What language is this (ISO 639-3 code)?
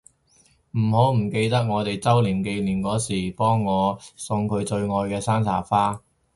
yue